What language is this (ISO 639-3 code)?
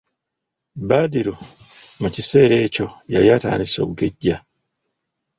lug